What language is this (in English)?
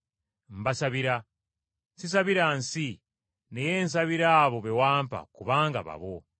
Ganda